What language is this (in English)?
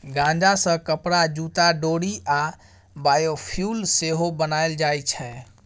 Maithili